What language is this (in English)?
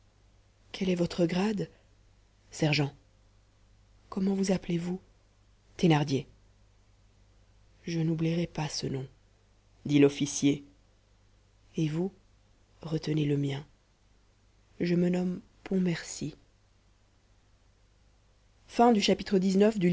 French